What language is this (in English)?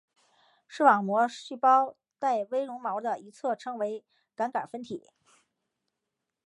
Chinese